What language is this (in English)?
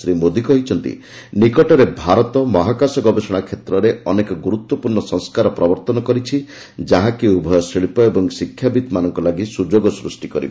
Odia